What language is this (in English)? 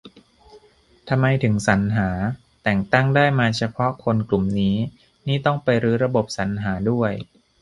Thai